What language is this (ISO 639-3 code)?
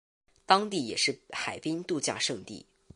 zho